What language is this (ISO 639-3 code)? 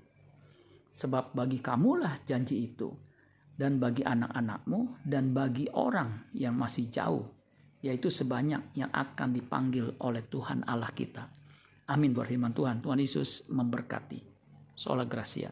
ind